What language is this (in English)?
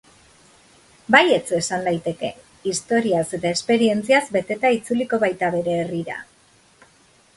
Basque